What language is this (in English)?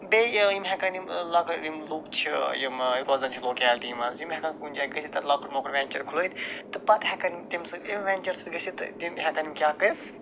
Kashmiri